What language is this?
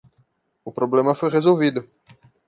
Portuguese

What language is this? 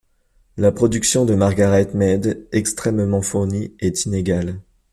French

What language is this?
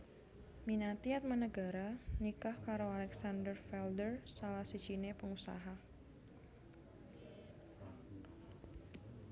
Javanese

